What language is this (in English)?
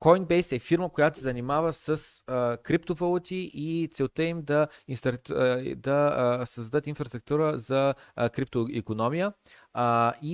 Bulgarian